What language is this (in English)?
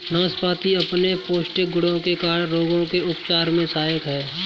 Hindi